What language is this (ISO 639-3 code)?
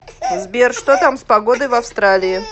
rus